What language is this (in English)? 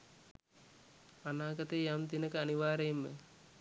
Sinhala